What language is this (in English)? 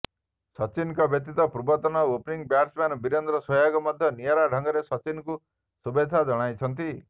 Odia